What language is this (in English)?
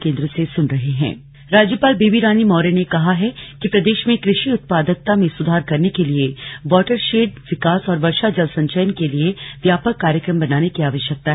Hindi